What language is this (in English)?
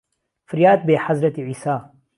Central Kurdish